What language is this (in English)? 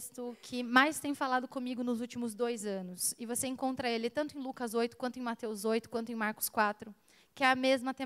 Portuguese